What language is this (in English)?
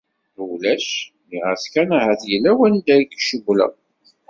Kabyle